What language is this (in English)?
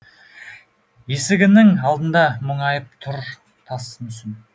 Kazakh